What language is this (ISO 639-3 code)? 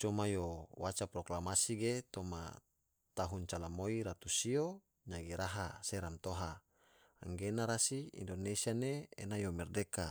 tvo